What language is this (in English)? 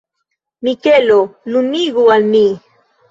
Esperanto